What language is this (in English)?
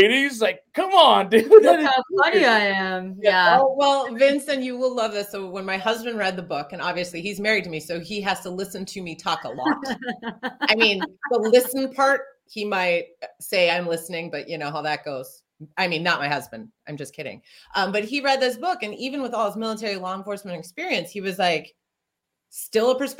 English